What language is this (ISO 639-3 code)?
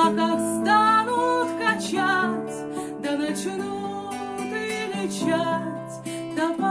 spa